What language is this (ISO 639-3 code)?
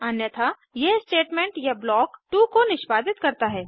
hin